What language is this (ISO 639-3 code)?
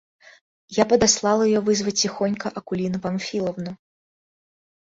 rus